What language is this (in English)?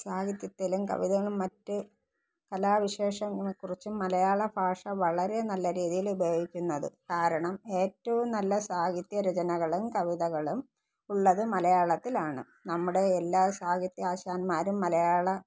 Malayalam